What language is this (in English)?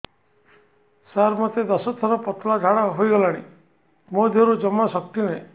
Odia